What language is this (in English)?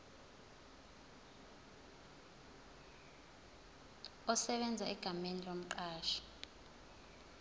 Zulu